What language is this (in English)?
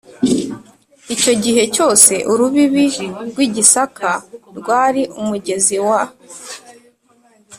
Kinyarwanda